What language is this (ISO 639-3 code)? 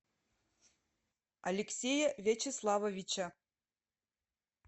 rus